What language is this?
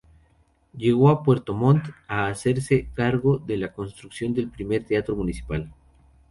Spanish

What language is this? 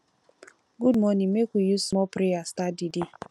Nigerian Pidgin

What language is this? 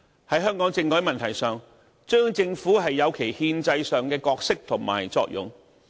Cantonese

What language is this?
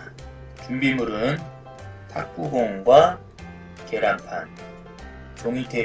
Korean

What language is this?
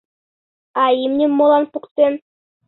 Mari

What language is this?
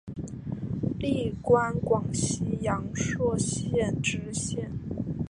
Chinese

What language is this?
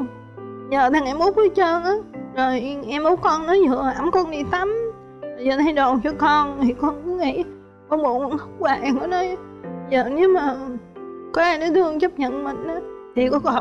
Vietnamese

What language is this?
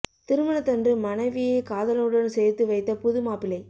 Tamil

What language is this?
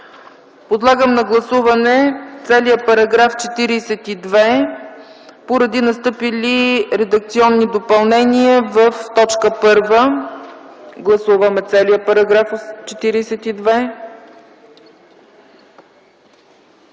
Bulgarian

